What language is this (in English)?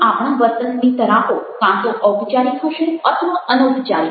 Gujarati